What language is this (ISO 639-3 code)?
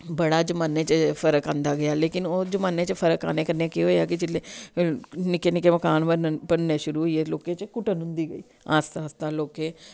doi